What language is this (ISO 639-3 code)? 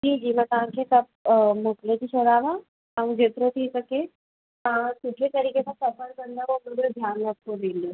snd